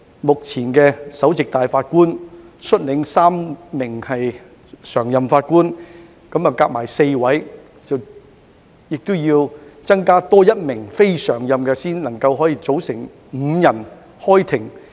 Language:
Cantonese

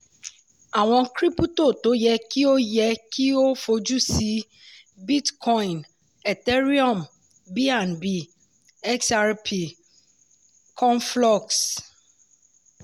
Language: Yoruba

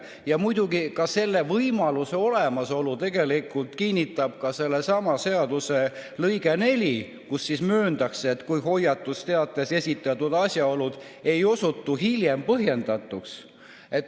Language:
Estonian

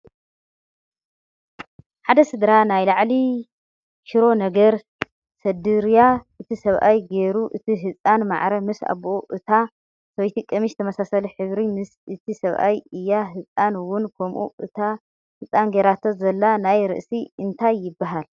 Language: Tigrinya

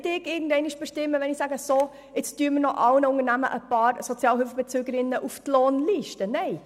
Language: Swiss German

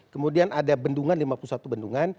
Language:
Indonesian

